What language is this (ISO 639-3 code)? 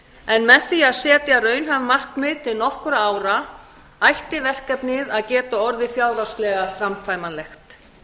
isl